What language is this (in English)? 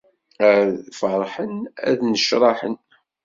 Kabyle